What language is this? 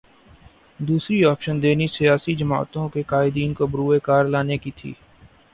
Urdu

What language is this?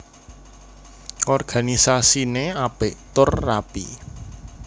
Javanese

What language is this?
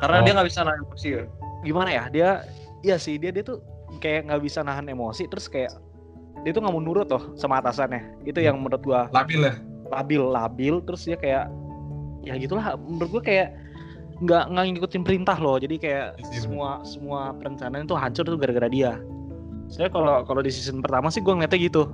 Indonesian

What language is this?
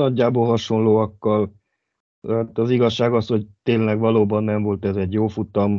Hungarian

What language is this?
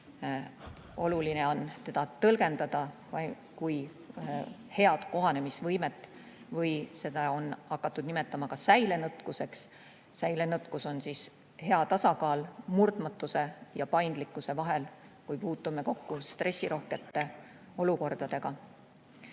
Estonian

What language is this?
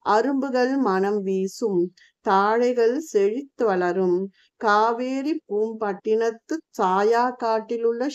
Tamil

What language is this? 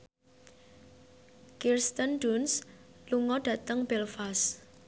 Javanese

